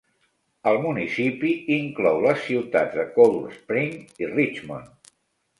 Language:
Catalan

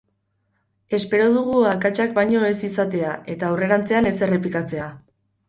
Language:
Basque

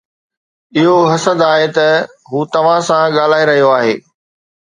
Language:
Sindhi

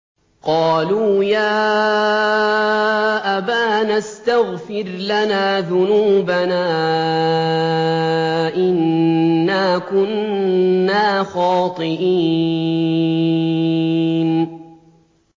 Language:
Arabic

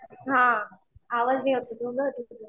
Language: Marathi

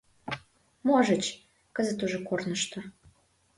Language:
Mari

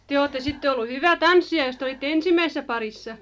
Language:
Finnish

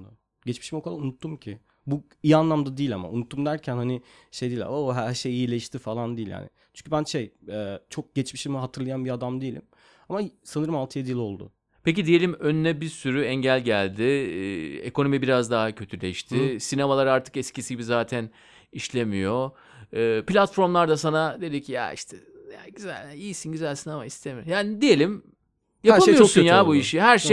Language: Turkish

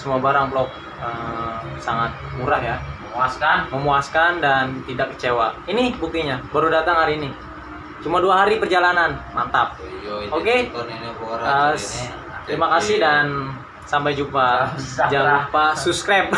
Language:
Indonesian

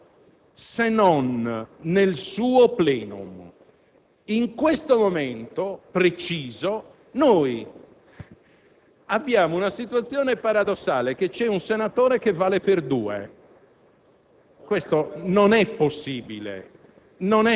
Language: Italian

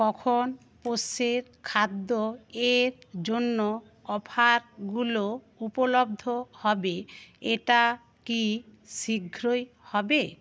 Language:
Bangla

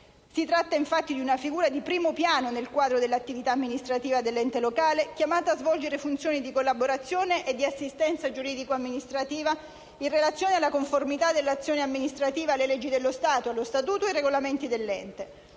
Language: Italian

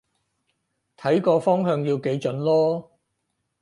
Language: Cantonese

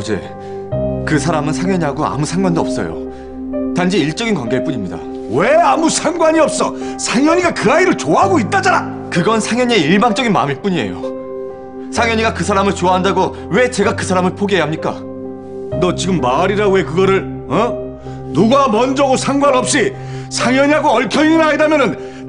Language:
Korean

